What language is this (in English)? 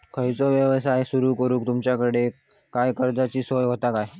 Marathi